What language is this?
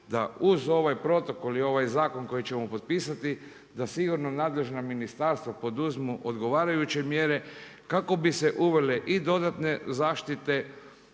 Croatian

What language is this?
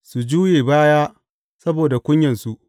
Hausa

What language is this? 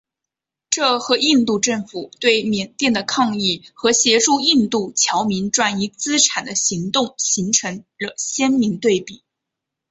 Chinese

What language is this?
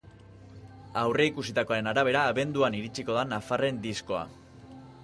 Basque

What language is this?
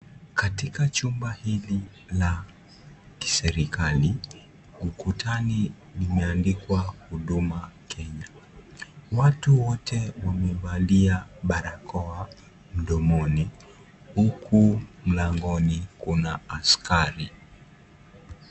Swahili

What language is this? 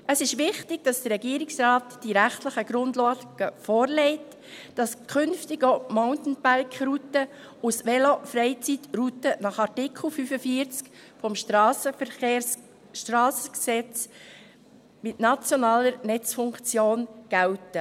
Swiss German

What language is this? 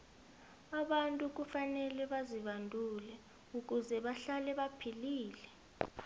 South Ndebele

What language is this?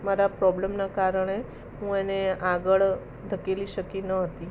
Gujarati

